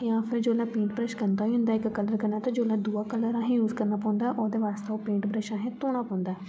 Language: Dogri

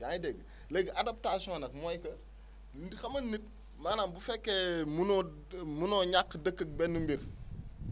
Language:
Wolof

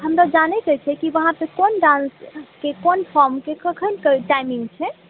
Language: Maithili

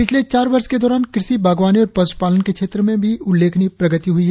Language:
Hindi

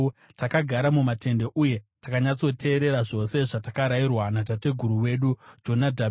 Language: Shona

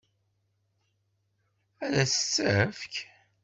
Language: Kabyle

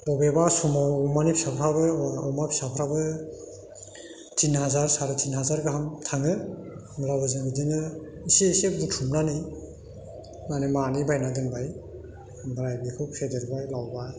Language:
Bodo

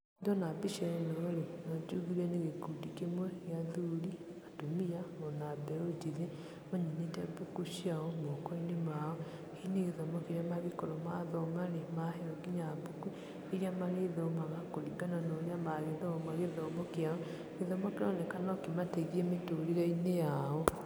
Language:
Kikuyu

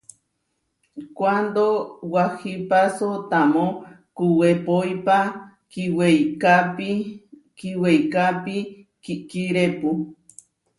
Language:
Huarijio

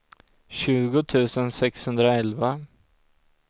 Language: Swedish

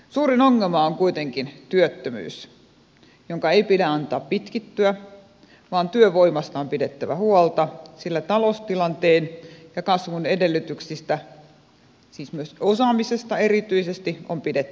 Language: Finnish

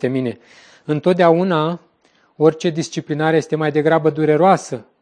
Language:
Romanian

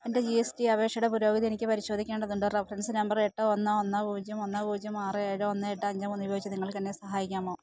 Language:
Malayalam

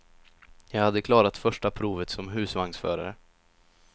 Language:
Swedish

